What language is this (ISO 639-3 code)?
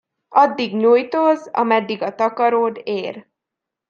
hun